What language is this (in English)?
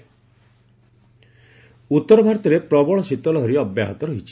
Odia